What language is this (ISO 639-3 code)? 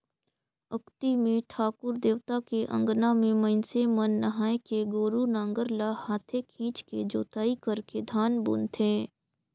hne